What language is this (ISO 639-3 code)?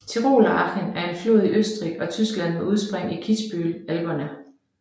dan